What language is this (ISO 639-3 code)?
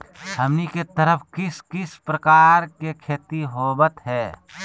mag